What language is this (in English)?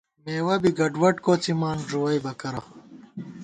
Gawar-Bati